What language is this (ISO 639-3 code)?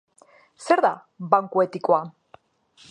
eus